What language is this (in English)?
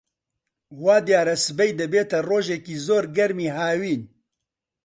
Central Kurdish